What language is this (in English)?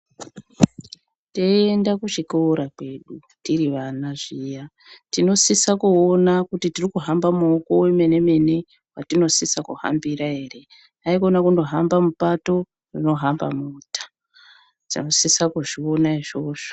Ndau